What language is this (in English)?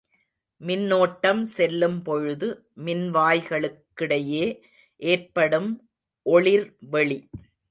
Tamil